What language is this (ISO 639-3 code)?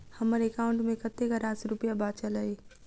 mai